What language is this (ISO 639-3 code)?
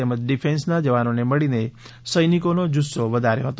guj